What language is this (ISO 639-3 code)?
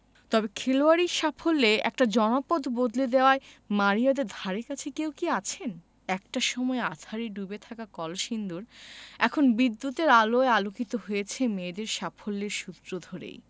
ben